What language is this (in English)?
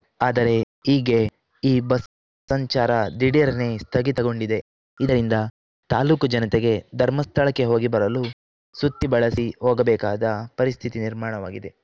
Kannada